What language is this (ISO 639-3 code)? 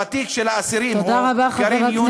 heb